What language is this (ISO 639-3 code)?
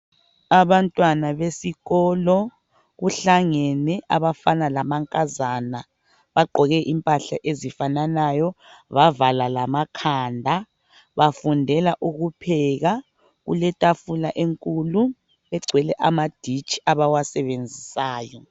nde